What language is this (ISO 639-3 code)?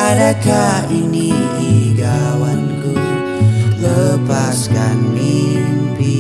ind